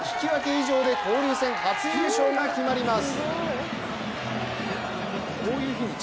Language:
Japanese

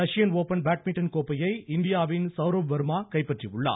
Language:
Tamil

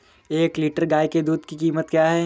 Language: Hindi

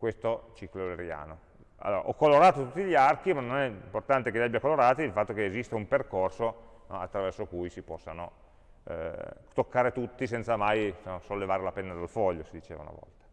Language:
Italian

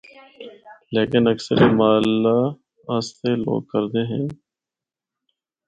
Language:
Northern Hindko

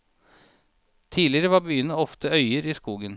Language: Norwegian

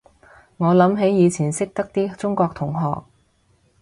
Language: Cantonese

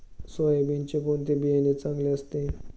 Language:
Marathi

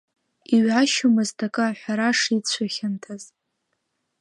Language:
Abkhazian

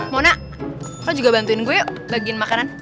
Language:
Indonesian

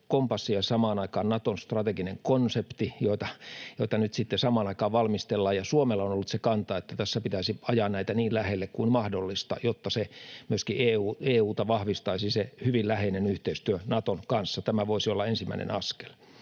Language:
Finnish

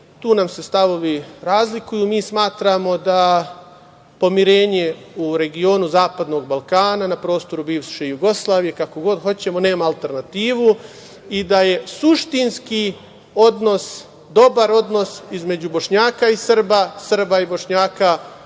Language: Serbian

